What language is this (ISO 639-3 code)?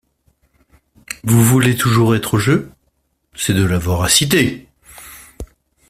fra